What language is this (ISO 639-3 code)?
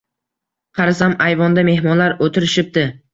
uzb